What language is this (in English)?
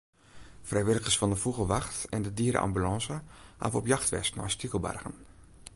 Western Frisian